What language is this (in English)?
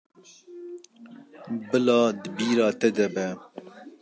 Kurdish